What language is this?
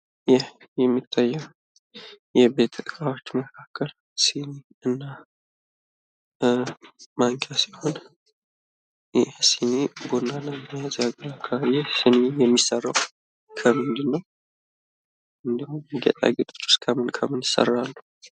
Amharic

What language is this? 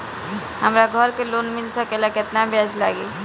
Bhojpuri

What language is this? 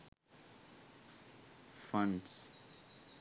Sinhala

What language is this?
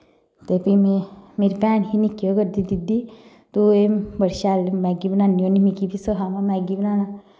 Dogri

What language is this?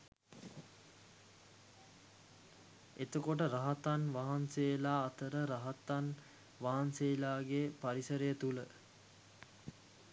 Sinhala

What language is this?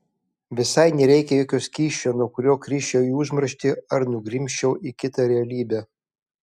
Lithuanian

